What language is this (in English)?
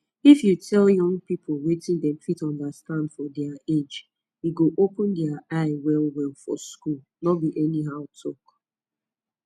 Nigerian Pidgin